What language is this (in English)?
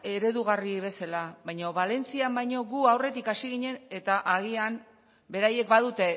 Basque